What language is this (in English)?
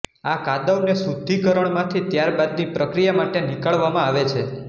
Gujarati